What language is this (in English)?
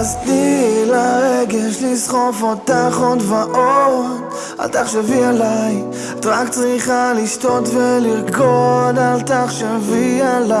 Hebrew